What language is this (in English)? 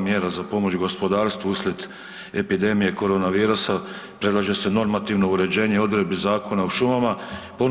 Croatian